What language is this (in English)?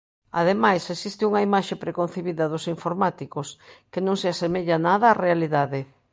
Galician